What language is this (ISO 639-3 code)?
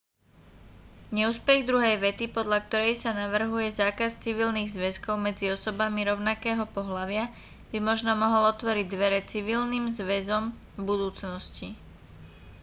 slk